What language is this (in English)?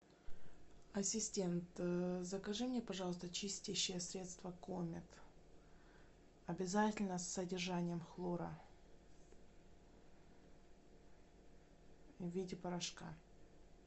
Russian